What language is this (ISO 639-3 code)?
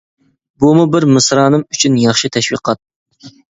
uig